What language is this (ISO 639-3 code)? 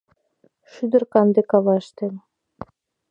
chm